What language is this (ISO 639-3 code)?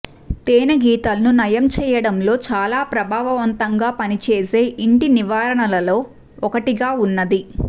tel